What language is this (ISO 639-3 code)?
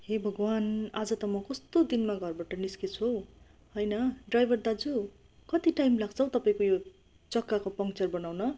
nep